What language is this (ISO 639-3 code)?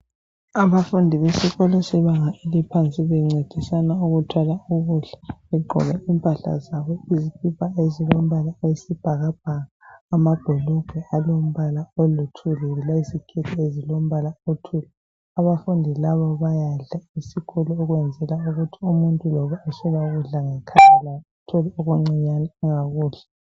nde